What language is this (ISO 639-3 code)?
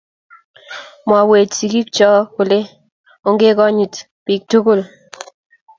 kln